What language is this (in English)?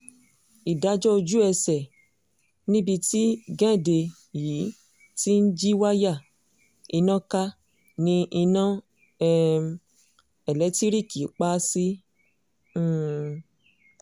Yoruba